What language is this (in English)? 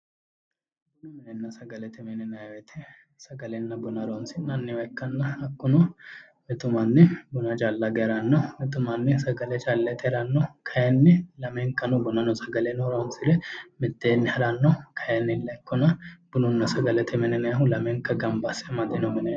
Sidamo